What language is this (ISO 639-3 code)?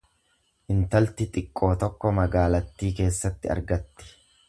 orm